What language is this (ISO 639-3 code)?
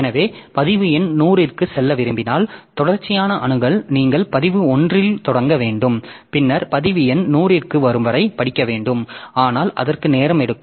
tam